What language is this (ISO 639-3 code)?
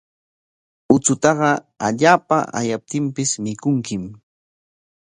qwa